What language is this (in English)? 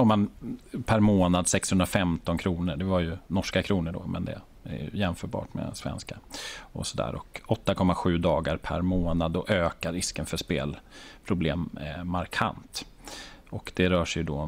Swedish